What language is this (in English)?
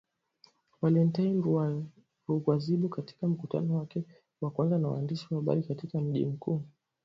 Swahili